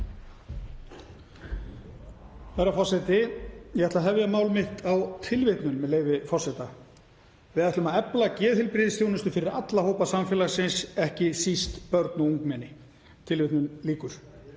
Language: Icelandic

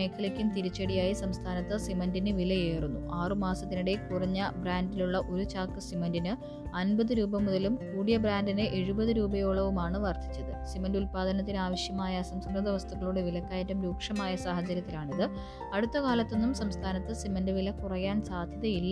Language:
Malayalam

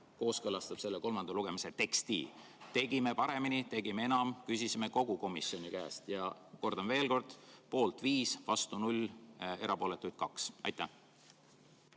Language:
Estonian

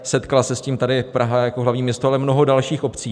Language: Czech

